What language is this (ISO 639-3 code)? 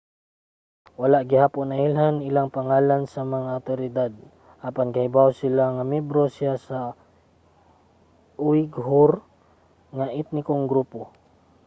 ceb